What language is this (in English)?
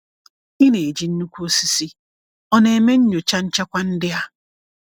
Igbo